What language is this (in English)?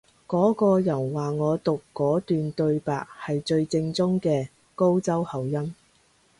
Cantonese